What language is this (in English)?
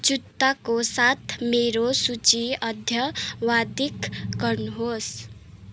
Nepali